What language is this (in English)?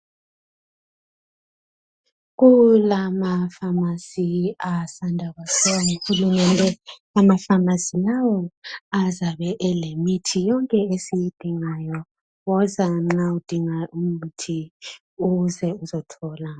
North Ndebele